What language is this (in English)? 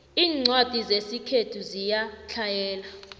South Ndebele